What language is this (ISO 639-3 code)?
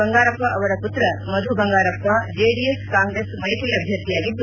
kan